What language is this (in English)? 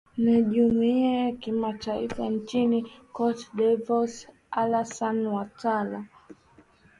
Swahili